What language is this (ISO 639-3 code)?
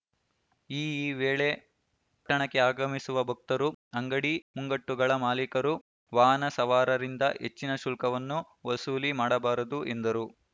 kan